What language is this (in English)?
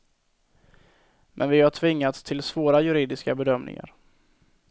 Swedish